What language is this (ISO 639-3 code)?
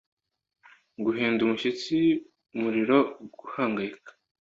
kin